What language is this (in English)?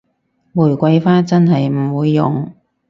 Cantonese